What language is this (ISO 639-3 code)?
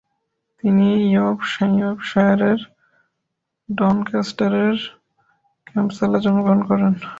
ben